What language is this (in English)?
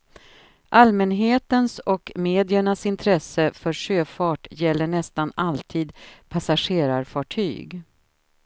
Swedish